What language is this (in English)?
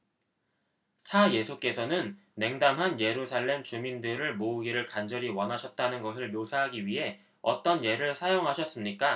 Korean